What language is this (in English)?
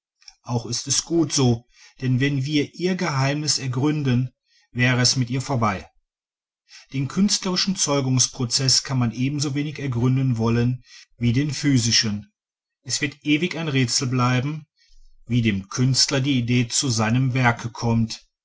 German